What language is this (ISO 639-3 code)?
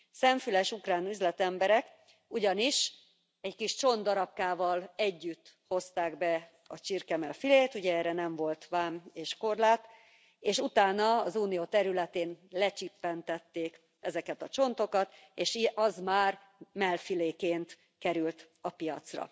hun